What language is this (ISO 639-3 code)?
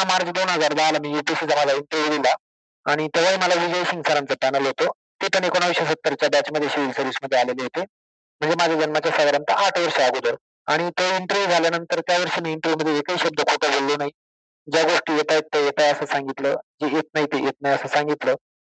mar